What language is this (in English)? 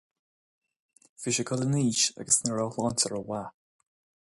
Irish